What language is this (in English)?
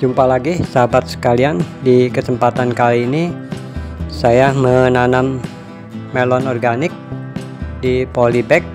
Indonesian